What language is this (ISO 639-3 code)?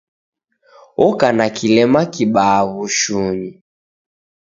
dav